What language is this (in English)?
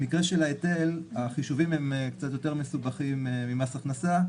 Hebrew